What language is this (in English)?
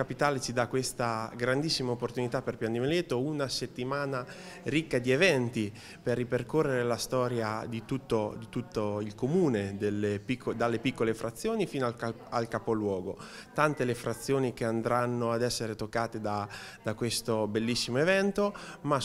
Italian